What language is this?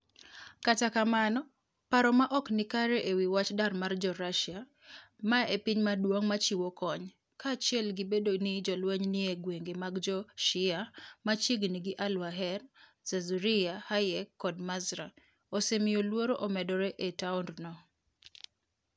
Luo (Kenya and Tanzania)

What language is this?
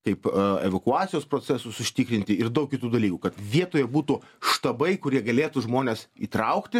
Lithuanian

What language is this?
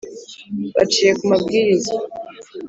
Kinyarwanda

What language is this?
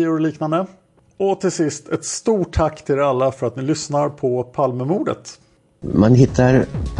Swedish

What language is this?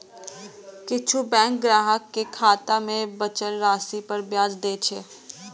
Maithili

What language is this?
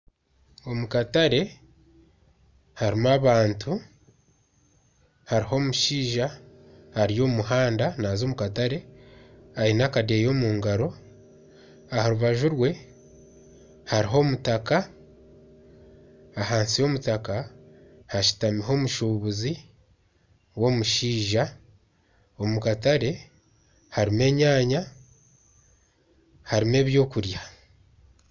Nyankole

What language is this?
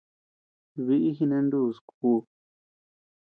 Tepeuxila Cuicatec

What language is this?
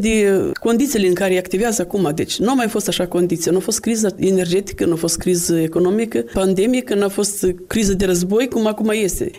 Romanian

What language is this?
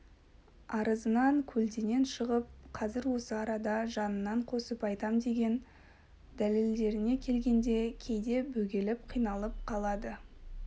Kazakh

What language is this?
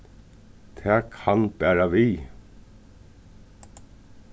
Faroese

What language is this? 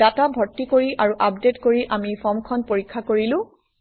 Assamese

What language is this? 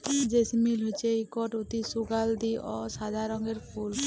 Bangla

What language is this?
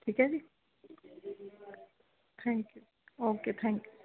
Punjabi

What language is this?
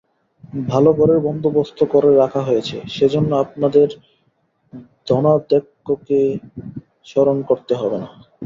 Bangla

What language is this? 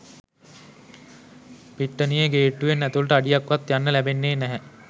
Sinhala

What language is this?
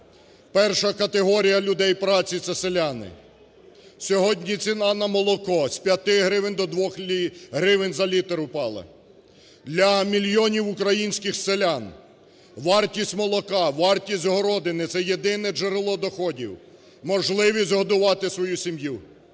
Ukrainian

